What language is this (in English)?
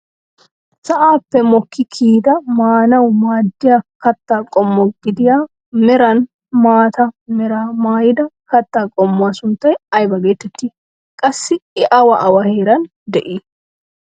Wolaytta